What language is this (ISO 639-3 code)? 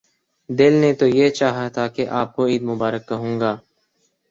urd